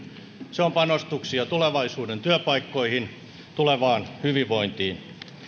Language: Finnish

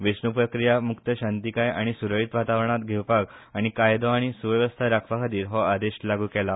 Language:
Konkani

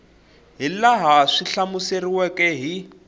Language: Tsonga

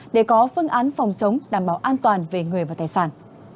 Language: Vietnamese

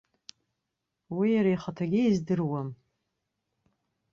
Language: Abkhazian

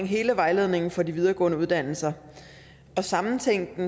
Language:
Danish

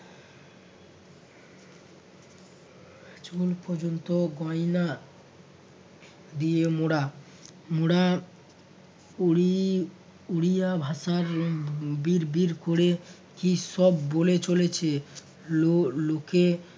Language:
Bangla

